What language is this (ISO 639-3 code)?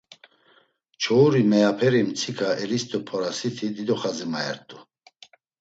lzz